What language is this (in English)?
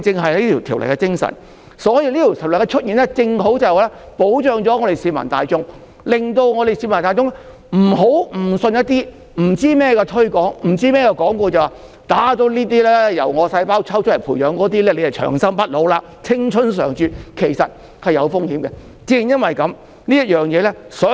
Cantonese